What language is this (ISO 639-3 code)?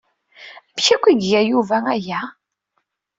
kab